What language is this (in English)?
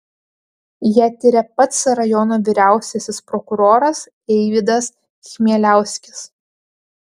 Lithuanian